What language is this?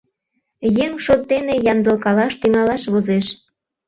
Mari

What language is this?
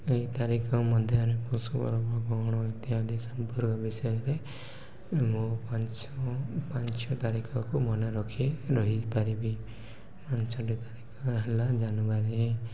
Odia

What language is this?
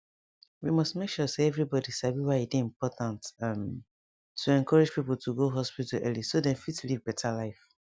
Nigerian Pidgin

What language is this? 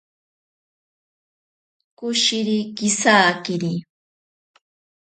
Ashéninka Perené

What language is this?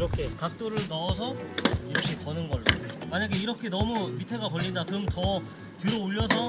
Korean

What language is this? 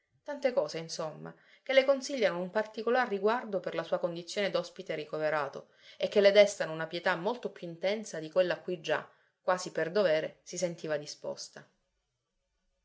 Italian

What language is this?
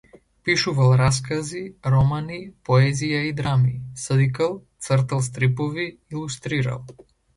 Macedonian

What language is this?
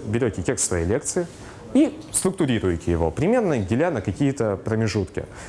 Russian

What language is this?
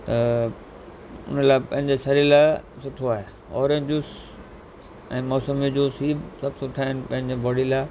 Sindhi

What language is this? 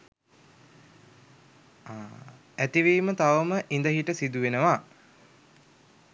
Sinhala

